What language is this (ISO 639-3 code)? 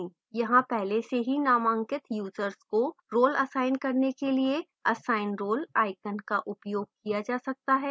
hin